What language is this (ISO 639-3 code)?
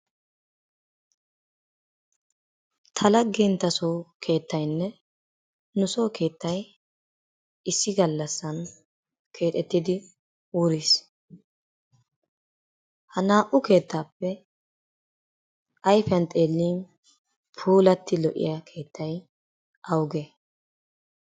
wal